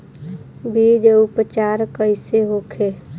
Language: Bhojpuri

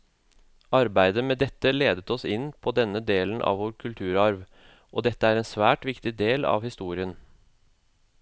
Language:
Norwegian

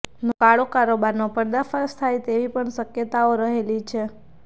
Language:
Gujarati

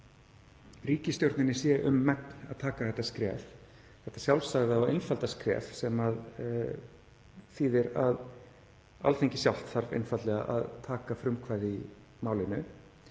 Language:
Icelandic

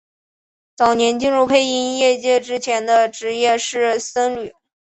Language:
Chinese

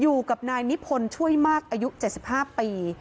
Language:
Thai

